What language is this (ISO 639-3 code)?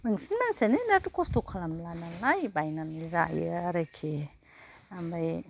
brx